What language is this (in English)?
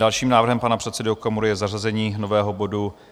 Czech